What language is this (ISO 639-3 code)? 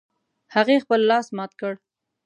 pus